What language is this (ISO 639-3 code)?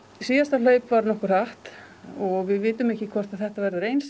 isl